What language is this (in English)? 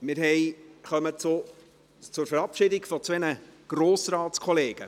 Swiss German